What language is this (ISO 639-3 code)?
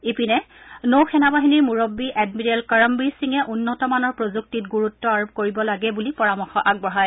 asm